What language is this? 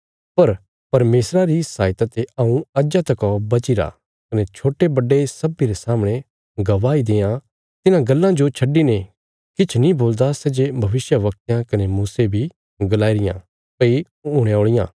Bilaspuri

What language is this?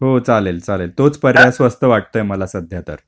Marathi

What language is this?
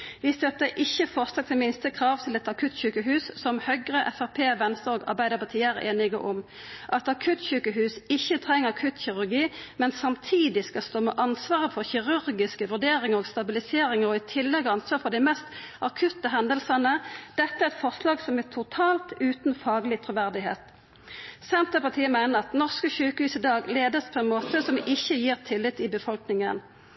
Norwegian Nynorsk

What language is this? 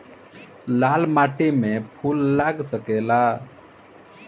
Bhojpuri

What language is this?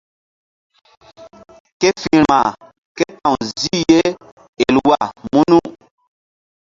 Mbum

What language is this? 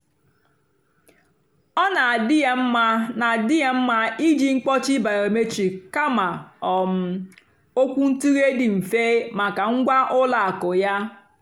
Igbo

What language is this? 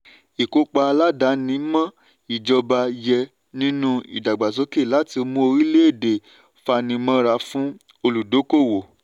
Yoruba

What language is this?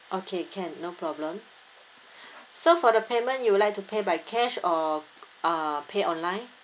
English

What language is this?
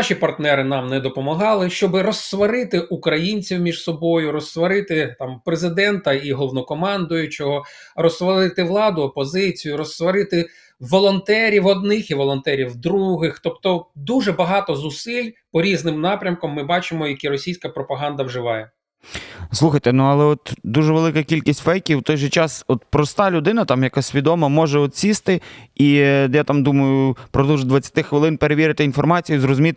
Ukrainian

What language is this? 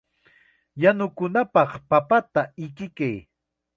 Chiquián Ancash Quechua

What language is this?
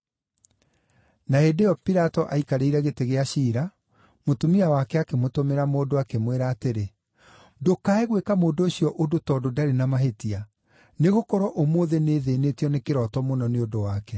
Kikuyu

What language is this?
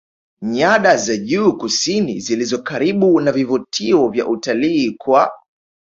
Swahili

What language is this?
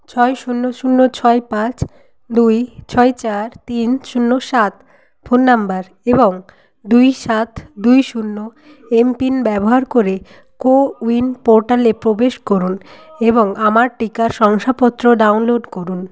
Bangla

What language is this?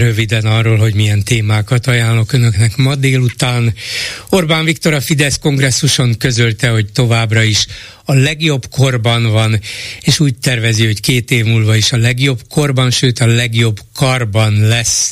Hungarian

